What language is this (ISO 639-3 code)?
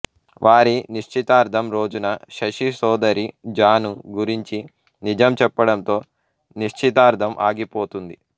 tel